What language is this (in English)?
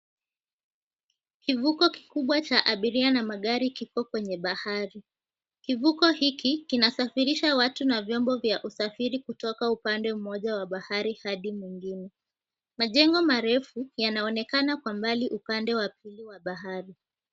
Swahili